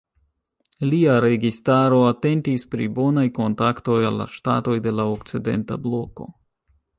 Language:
Esperanto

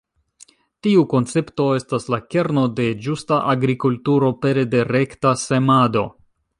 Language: Esperanto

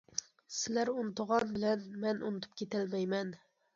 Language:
Uyghur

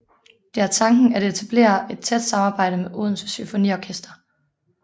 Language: Danish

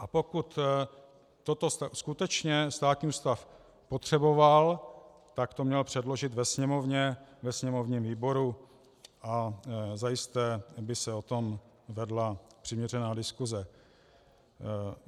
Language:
Czech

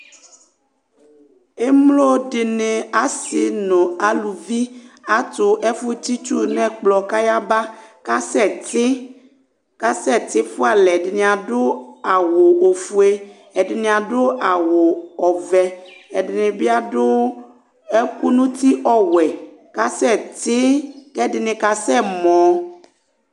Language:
Ikposo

